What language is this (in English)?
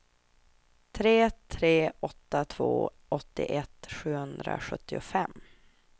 Swedish